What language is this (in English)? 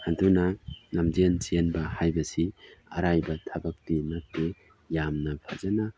Manipuri